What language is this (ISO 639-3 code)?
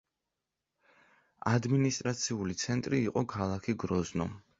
kat